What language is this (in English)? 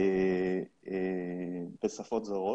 Hebrew